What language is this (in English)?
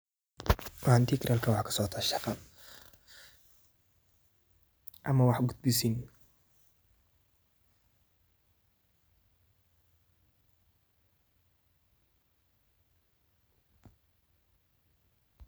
Somali